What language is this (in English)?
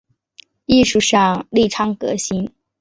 Chinese